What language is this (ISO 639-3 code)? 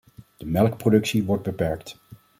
nld